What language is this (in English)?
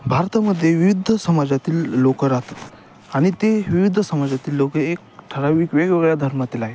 Marathi